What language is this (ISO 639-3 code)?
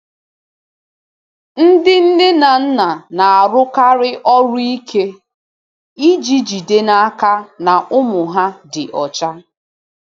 ibo